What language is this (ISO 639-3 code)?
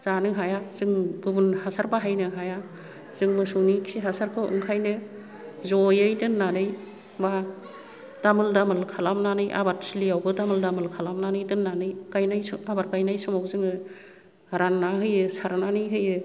brx